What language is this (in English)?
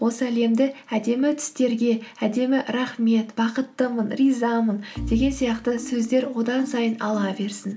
Kazakh